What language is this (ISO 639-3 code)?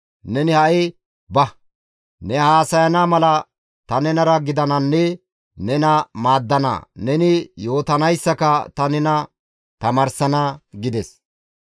gmv